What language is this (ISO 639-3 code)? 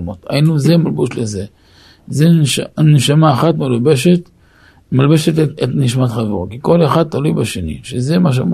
heb